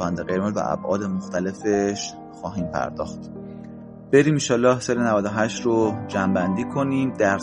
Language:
Persian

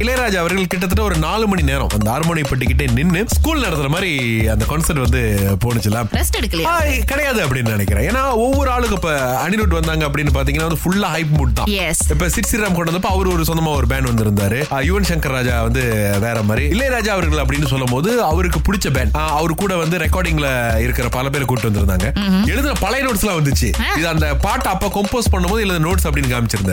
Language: Tamil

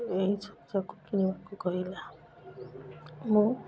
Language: Odia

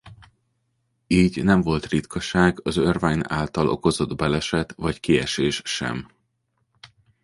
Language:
Hungarian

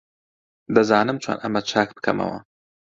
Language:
Central Kurdish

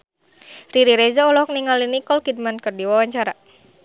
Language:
Sundanese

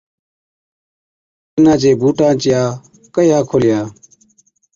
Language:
Od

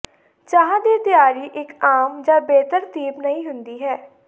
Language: Punjabi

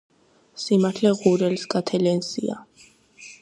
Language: Georgian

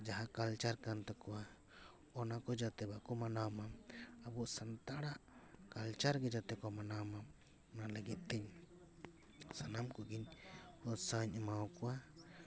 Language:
Santali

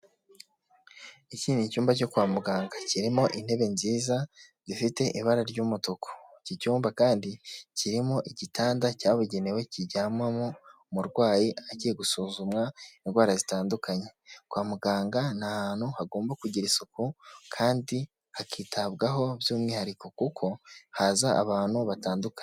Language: Kinyarwanda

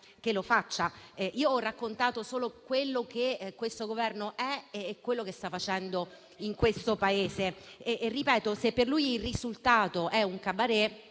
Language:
Italian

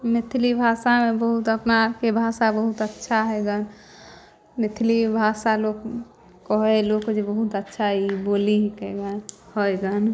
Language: Maithili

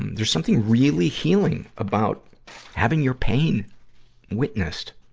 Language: English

